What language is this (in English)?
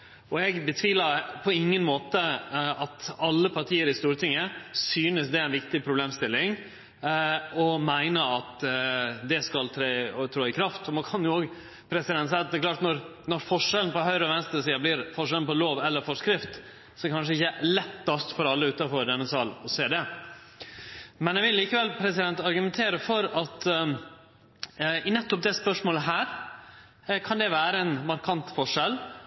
Norwegian Nynorsk